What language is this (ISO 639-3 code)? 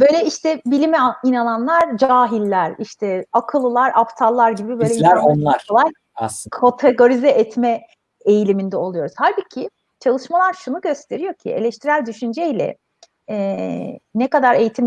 tur